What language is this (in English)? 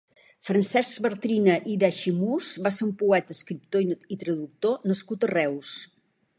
Catalan